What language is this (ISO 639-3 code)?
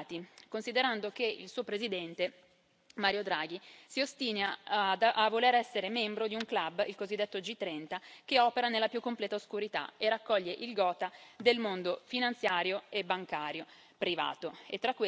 ita